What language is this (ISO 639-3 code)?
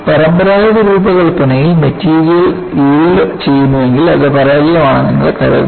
mal